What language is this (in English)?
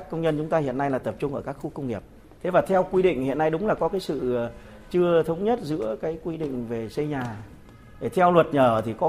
Vietnamese